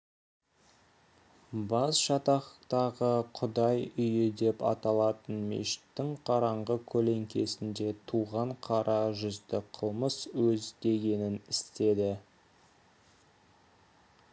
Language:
Kazakh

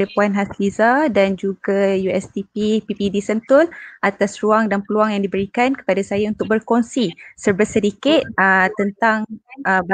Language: Malay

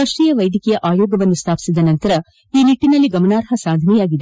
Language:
Kannada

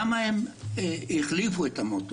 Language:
Hebrew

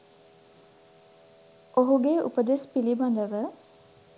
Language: Sinhala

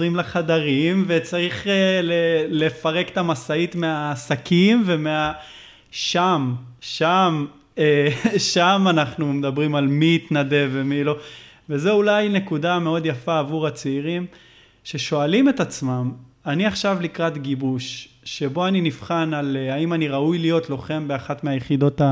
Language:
Hebrew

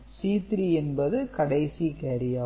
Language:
Tamil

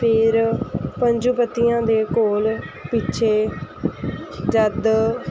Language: Punjabi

